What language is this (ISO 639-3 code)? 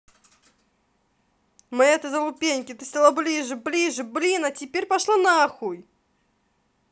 rus